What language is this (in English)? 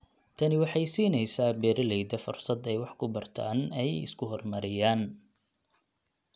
Somali